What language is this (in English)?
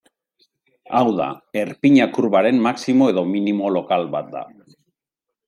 Basque